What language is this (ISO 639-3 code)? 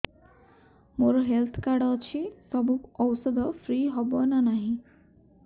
ori